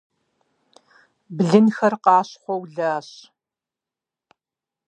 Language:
Kabardian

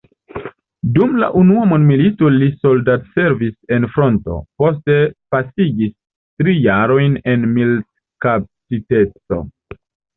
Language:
Esperanto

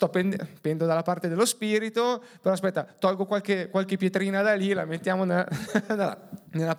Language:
Italian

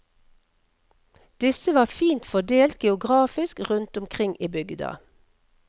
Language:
Norwegian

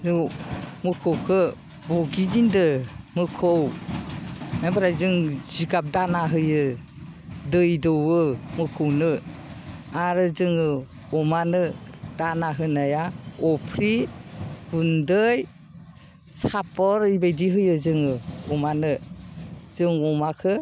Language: Bodo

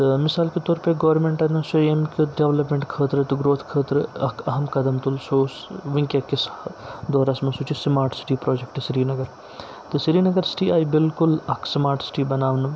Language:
Kashmiri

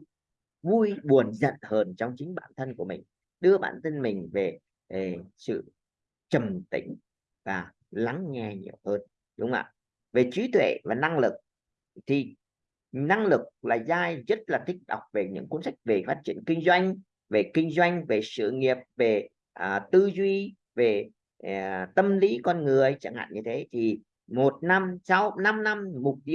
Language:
Vietnamese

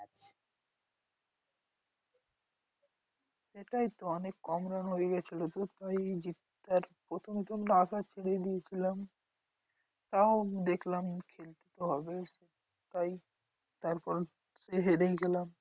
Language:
Bangla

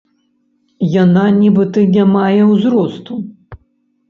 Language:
Belarusian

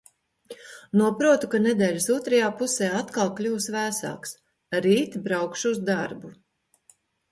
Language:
Latvian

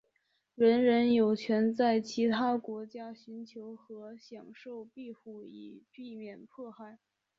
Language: Chinese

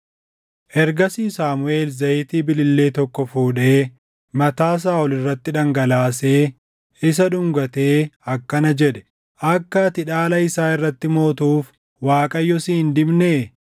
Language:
Oromo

